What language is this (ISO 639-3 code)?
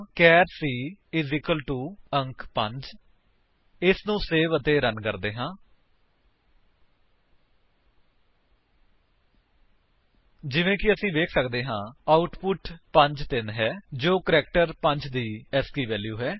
pan